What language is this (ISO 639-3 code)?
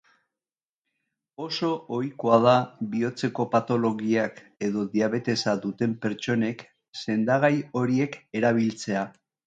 eus